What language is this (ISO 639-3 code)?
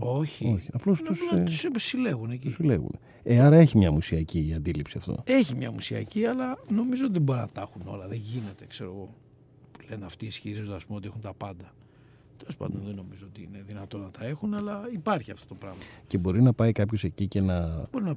ell